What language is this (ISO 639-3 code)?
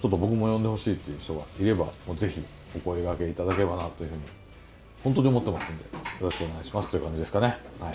jpn